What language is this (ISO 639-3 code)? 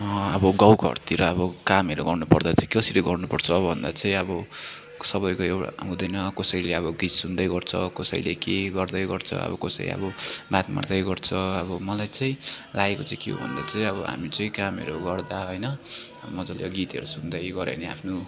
nep